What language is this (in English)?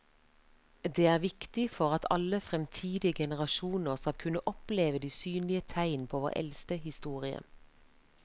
Norwegian